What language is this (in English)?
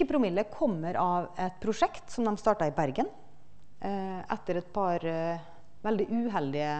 Norwegian